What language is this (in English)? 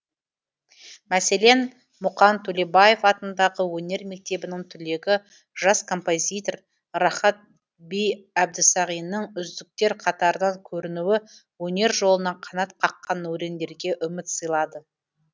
Kazakh